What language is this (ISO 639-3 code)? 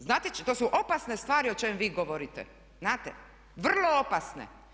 hrv